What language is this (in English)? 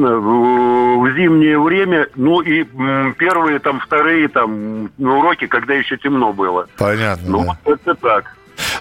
Russian